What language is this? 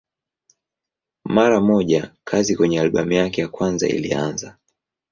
Swahili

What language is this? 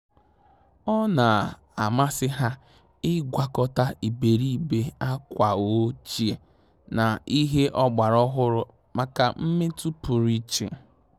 Igbo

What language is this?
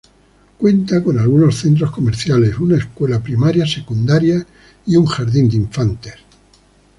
Spanish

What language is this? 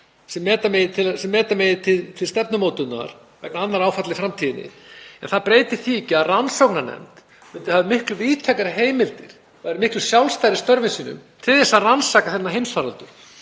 Icelandic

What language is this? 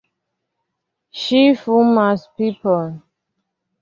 Esperanto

